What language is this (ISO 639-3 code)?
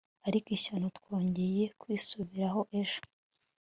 kin